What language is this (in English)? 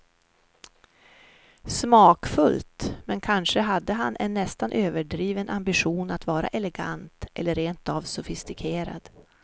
Swedish